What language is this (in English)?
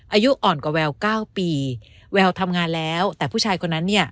Thai